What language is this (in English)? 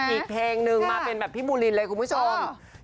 Thai